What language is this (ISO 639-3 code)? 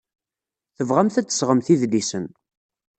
kab